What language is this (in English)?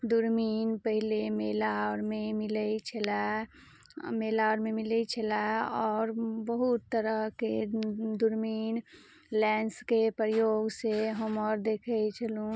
Maithili